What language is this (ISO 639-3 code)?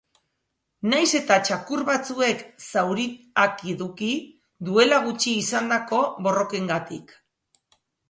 eus